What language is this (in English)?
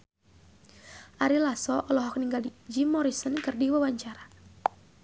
Sundanese